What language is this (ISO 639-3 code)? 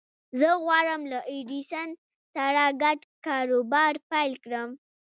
pus